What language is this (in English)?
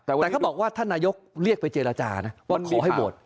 Thai